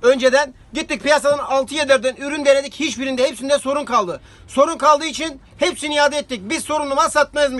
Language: Turkish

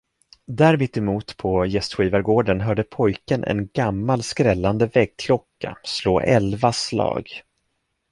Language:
Swedish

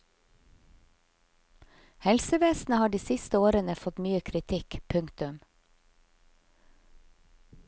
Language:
Norwegian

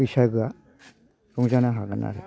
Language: Bodo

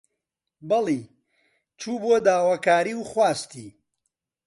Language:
Central Kurdish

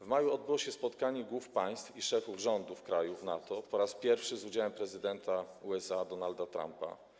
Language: Polish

